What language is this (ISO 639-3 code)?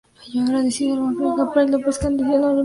spa